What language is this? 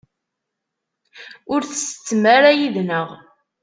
Kabyle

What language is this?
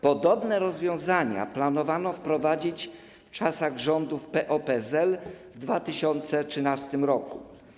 Polish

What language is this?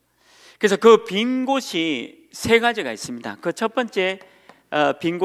Korean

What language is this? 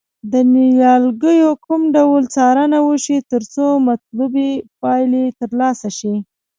Pashto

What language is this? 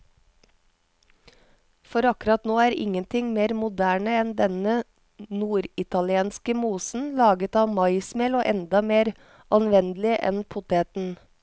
Norwegian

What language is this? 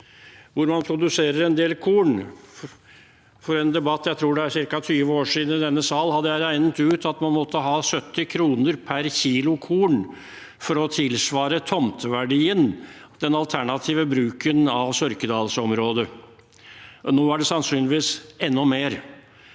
Norwegian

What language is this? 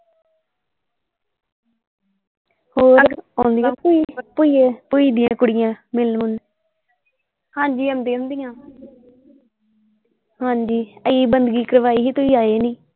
Punjabi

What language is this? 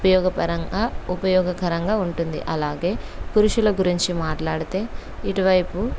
Telugu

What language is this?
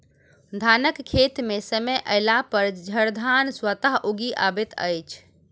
Maithili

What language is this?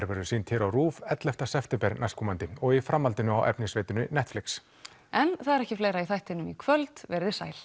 Icelandic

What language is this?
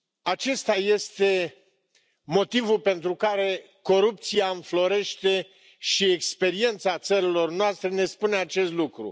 Romanian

